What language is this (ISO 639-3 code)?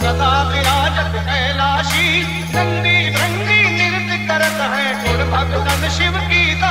ron